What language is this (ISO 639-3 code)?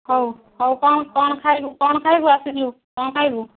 ori